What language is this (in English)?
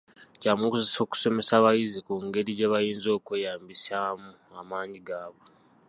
Ganda